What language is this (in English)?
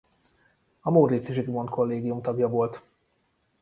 Hungarian